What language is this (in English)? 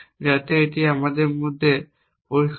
Bangla